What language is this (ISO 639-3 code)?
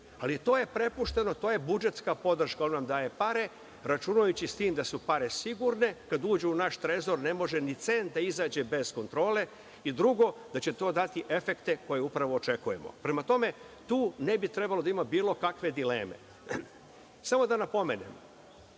srp